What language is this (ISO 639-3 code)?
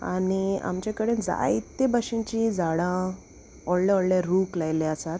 kok